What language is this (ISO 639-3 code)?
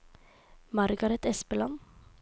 nor